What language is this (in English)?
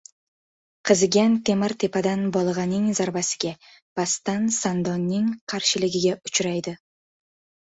Uzbek